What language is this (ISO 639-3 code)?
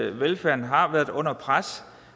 dan